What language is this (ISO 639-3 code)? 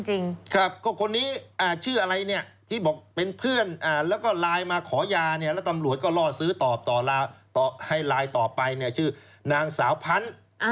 tha